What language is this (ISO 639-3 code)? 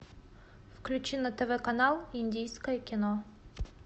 rus